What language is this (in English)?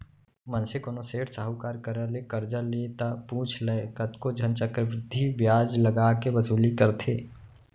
Chhattisgarhi